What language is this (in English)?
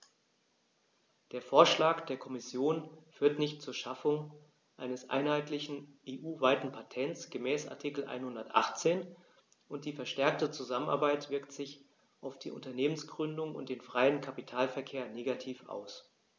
German